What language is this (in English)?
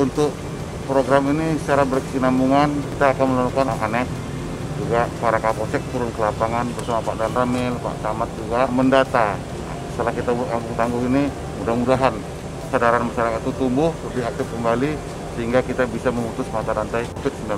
Indonesian